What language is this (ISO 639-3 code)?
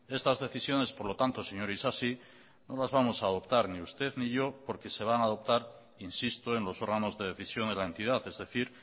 spa